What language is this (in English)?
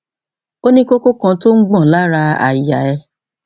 Yoruba